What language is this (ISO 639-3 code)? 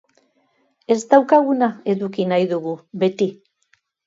eus